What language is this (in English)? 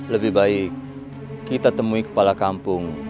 Indonesian